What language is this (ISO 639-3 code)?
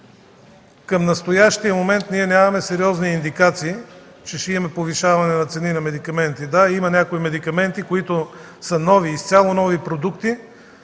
bul